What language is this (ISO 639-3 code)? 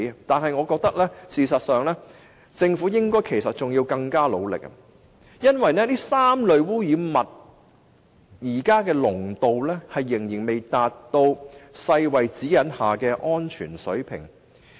yue